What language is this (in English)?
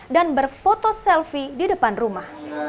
Indonesian